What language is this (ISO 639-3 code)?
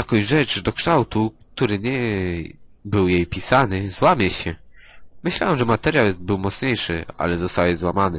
pol